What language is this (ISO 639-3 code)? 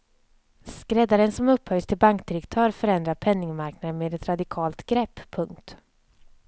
swe